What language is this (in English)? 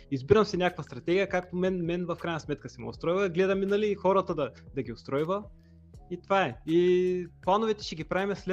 Bulgarian